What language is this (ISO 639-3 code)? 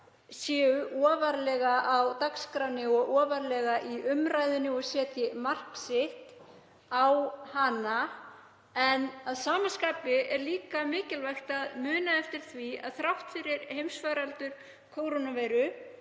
isl